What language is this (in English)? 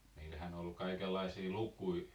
Finnish